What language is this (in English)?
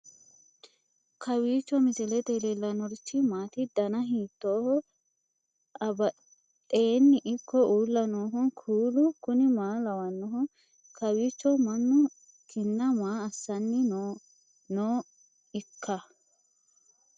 Sidamo